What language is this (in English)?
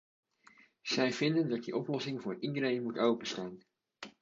Dutch